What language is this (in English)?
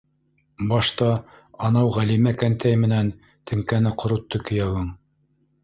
Bashkir